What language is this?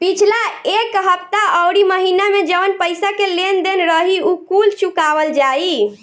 Bhojpuri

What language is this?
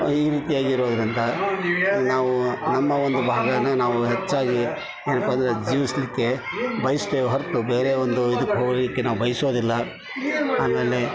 Kannada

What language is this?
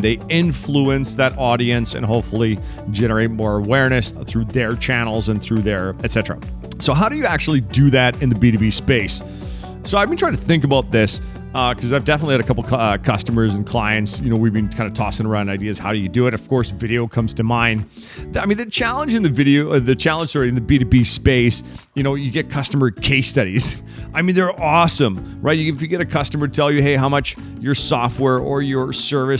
English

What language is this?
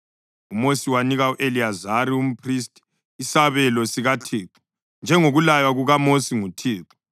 North Ndebele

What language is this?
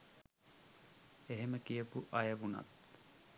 Sinhala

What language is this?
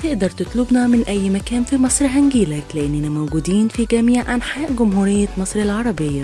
Arabic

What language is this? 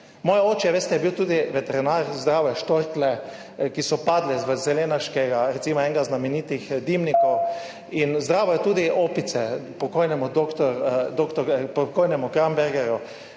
Slovenian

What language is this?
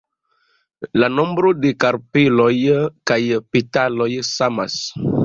Esperanto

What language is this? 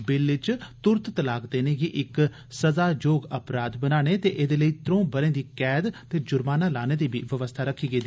Dogri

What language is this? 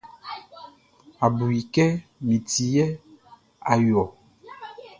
Baoulé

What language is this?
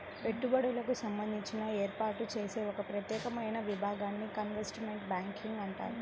Telugu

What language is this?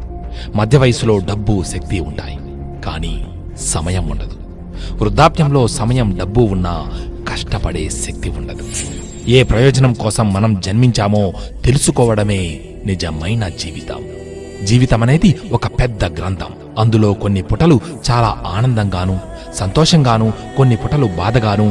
Telugu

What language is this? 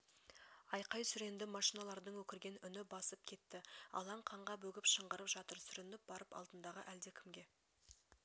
Kazakh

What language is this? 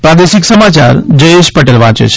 Gujarati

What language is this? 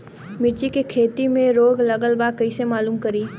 Bhojpuri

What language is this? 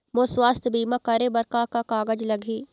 Chhattisgarhi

